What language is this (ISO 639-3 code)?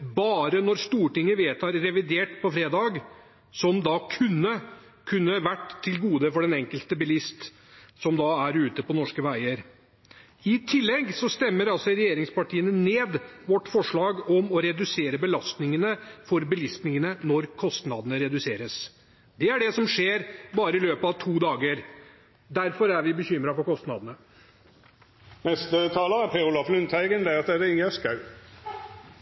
nob